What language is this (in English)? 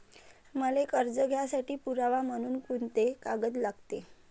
Marathi